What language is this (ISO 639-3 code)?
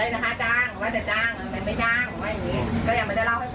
tha